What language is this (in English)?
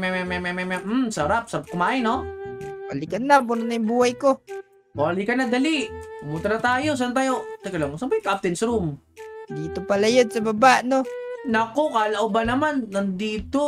Filipino